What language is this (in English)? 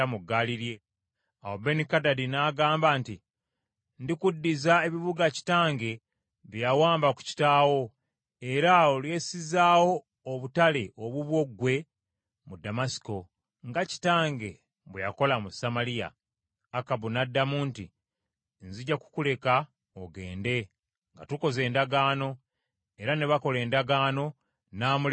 Ganda